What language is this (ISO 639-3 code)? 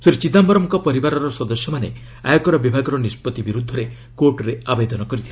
ori